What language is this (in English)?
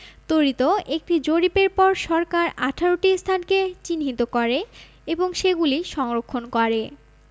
Bangla